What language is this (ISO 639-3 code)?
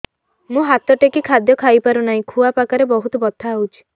ori